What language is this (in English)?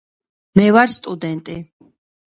Georgian